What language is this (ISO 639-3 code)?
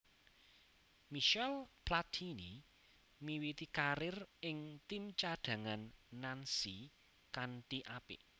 jav